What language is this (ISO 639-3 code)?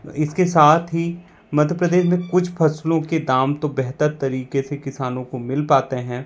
hin